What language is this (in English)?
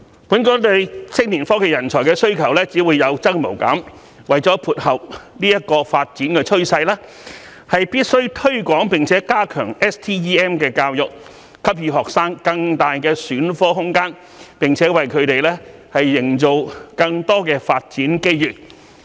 Cantonese